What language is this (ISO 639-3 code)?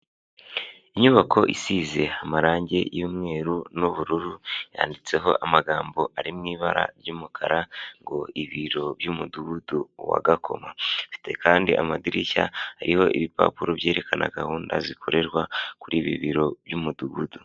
kin